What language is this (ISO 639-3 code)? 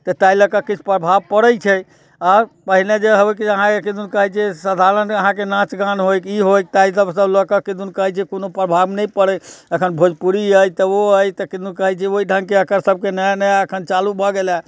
mai